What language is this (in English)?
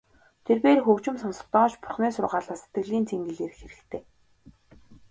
Mongolian